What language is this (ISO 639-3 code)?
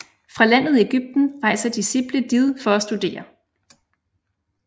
dan